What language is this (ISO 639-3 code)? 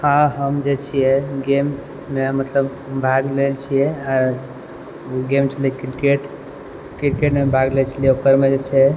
mai